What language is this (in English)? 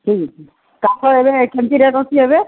Odia